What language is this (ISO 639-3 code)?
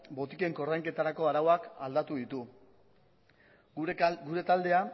eus